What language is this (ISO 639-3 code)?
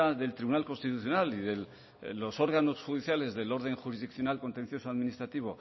spa